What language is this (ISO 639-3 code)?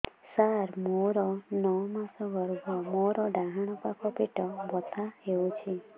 ori